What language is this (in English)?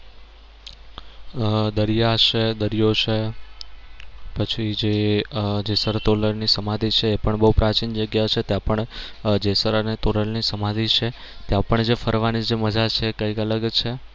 Gujarati